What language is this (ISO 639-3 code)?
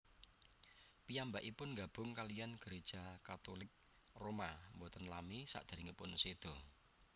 jav